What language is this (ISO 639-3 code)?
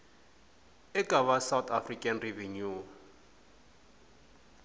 tso